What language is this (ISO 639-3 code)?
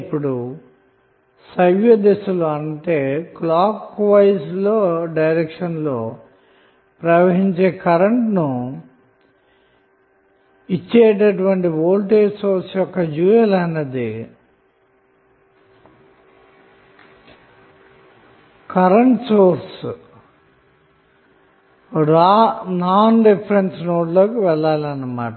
tel